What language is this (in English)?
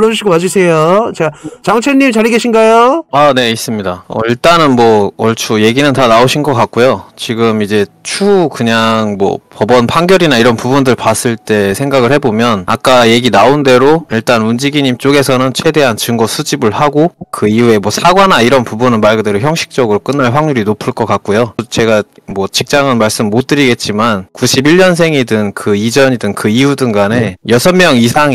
Korean